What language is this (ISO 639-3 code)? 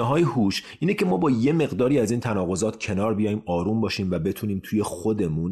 fas